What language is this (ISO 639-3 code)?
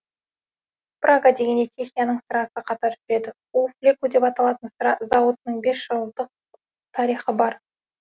kaz